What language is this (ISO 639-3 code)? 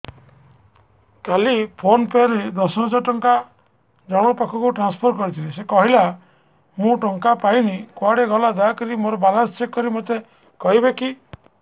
ori